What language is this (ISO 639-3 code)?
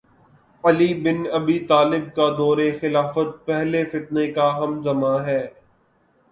urd